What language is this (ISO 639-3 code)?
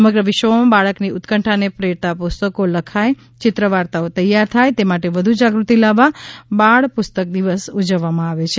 guj